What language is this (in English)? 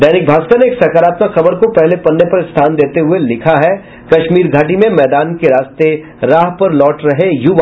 Hindi